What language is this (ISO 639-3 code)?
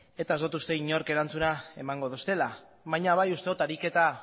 eus